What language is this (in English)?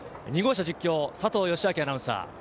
Japanese